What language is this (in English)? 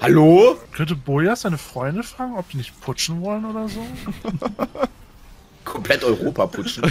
German